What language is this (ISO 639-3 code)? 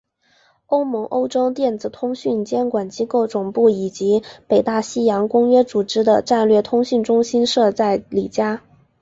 zho